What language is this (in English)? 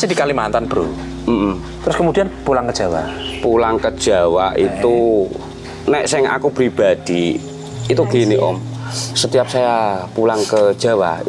Indonesian